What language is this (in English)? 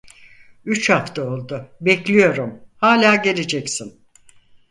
Turkish